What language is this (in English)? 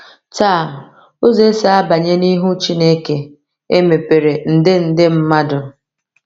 Igbo